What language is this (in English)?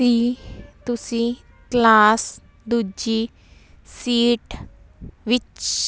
Punjabi